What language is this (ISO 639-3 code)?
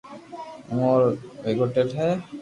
lrk